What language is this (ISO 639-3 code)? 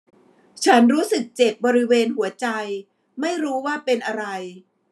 tha